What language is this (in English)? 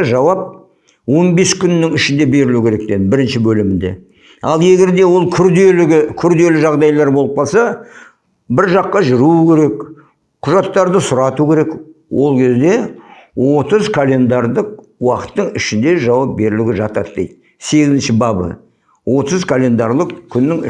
Kazakh